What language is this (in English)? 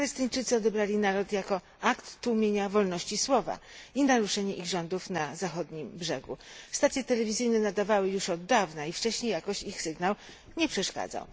Polish